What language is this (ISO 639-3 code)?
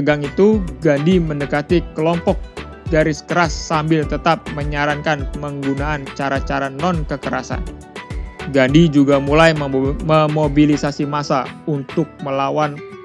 ind